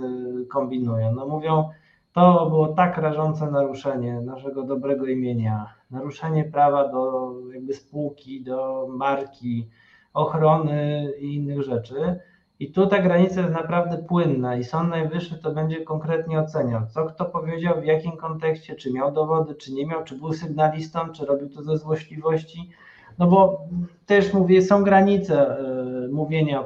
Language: Polish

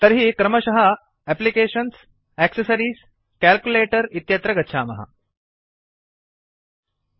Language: Sanskrit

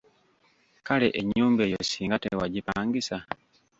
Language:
Ganda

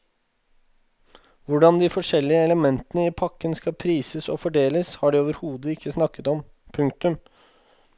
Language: Norwegian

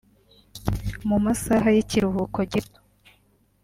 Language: Kinyarwanda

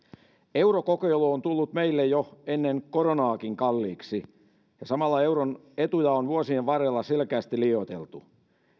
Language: Finnish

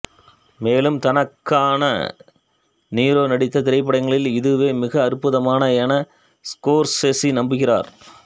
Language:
Tamil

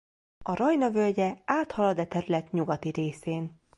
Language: Hungarian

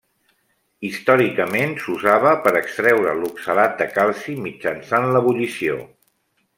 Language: Catalan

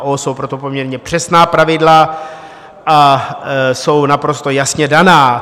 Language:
Czech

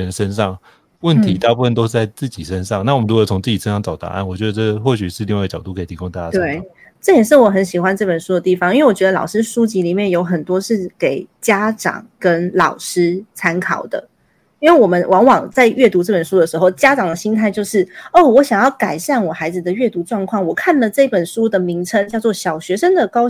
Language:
Chinese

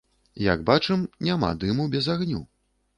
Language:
Belarusian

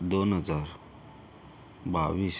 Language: Marathi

